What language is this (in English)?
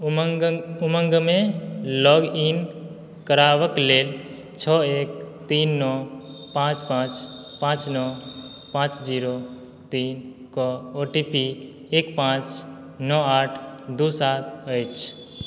Maithili